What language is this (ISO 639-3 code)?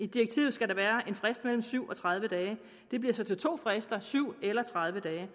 dan